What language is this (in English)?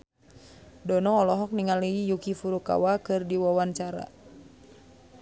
Sundanese